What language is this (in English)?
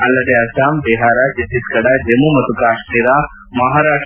Kannada